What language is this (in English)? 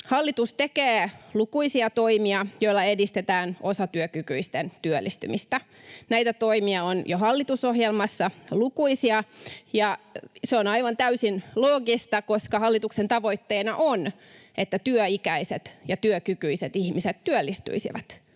Finnish